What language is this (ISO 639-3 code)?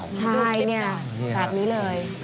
tha